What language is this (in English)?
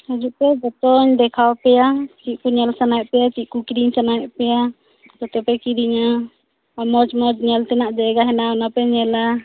Santali